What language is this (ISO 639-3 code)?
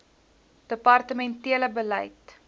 afr